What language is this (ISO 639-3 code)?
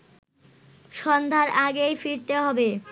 ben